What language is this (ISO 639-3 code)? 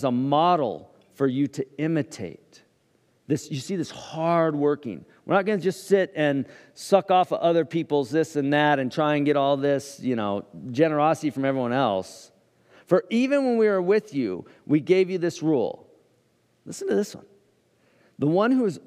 eng